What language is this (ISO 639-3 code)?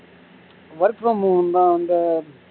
tam